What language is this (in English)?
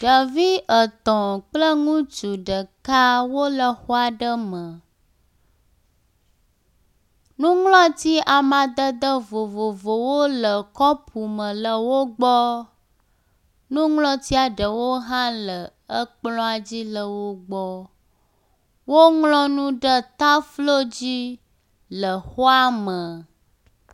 Ewe